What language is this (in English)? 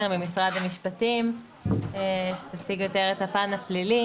Hebrew